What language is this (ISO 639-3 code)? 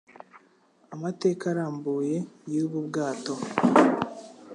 kin